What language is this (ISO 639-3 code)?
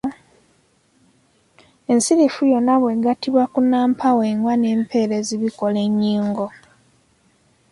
lug